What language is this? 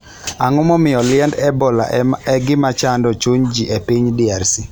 Luo (Kenya and Tanzania)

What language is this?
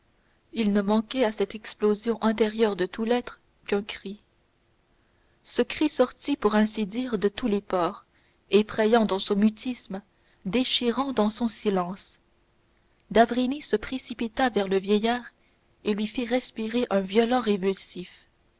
French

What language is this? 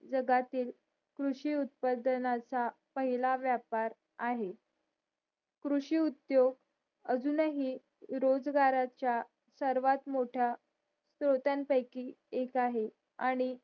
Marathi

